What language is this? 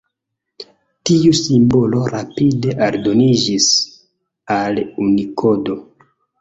Esperanto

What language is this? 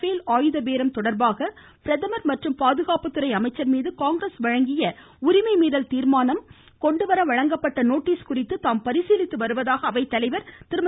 Tamil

